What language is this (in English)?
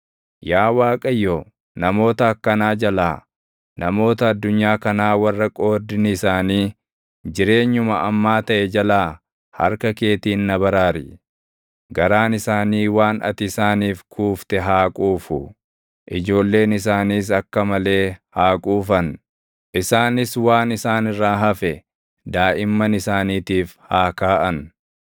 Oromo